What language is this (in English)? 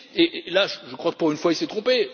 French